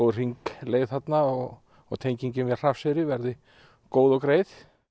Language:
Icelandic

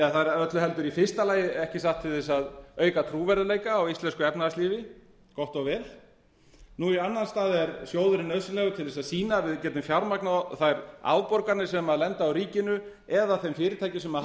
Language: Icelandic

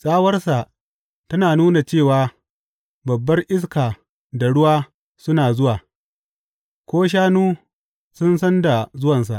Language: Hausa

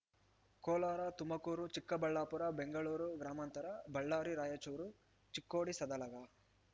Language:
Kannada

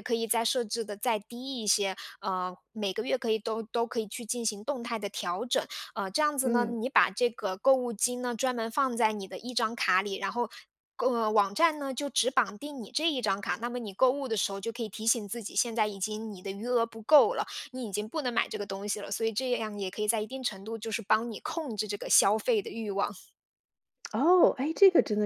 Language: Chinese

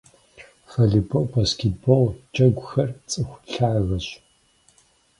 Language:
Kabardian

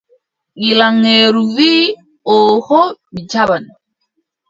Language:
Adamawa Fulfulde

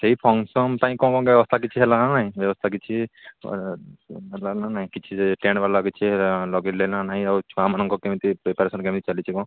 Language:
Odia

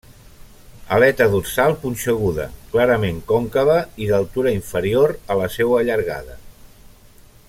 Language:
Catalan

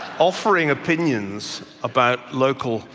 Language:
English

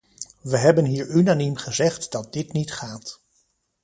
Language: Dutch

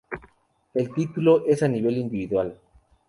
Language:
Spanish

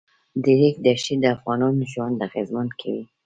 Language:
Pashto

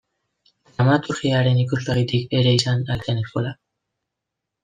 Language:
Basque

